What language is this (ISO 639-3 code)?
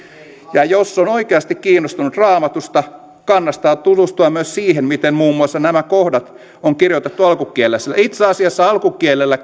fin